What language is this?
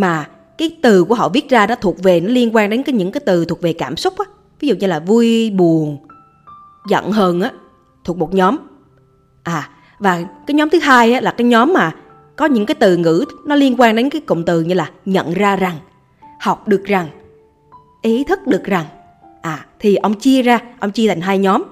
Vietnamese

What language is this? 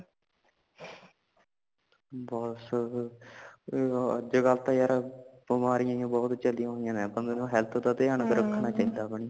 Punjabi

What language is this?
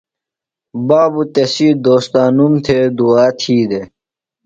Phalura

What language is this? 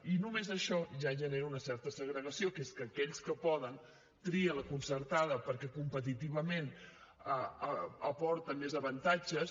Catalan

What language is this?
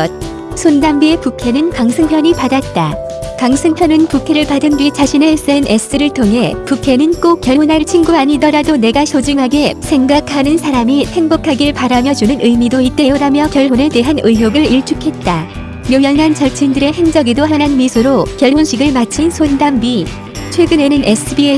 Korean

